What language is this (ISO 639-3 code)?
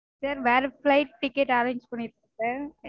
tam